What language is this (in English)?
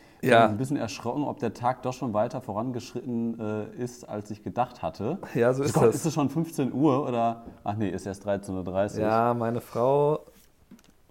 German